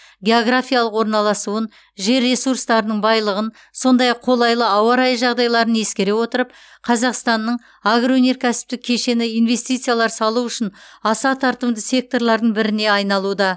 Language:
Kazakh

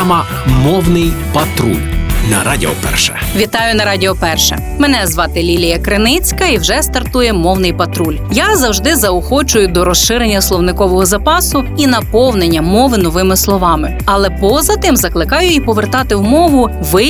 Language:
Ukrainian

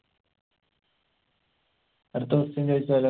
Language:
Malayalam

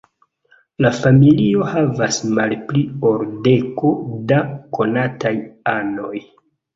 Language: Esperanto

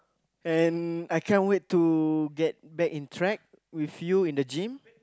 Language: English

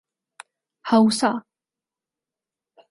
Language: Urdu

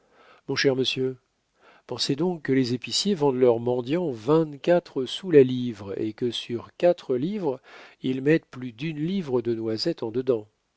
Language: French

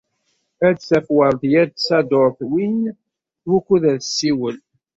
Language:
Kabyle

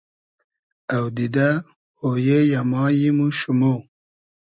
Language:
Hazaragi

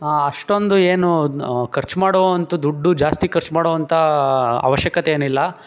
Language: Kannada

